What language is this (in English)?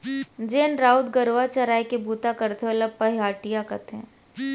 Chhattisgarhi